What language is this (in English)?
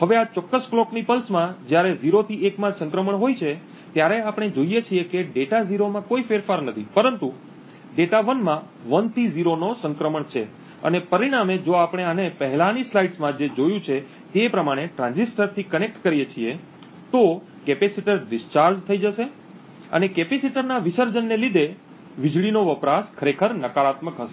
Gujarati